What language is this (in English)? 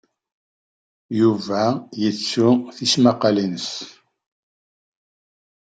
Kabyle